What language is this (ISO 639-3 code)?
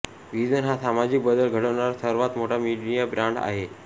mar